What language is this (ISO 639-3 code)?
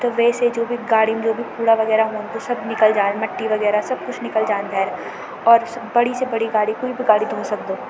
gbm